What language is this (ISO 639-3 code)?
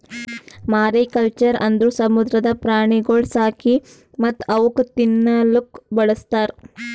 kan